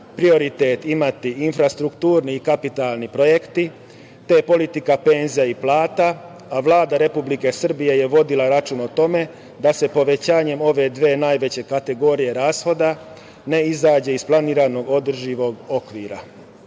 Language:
Serbian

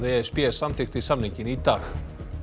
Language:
Icelandic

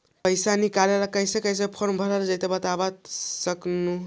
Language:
Magahi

